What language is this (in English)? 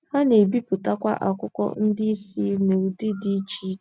Igbo